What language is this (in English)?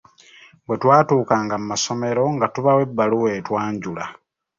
Ganda